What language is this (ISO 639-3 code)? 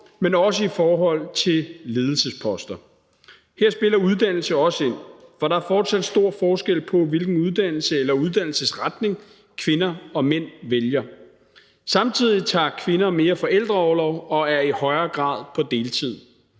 dan